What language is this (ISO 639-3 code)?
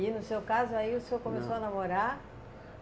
por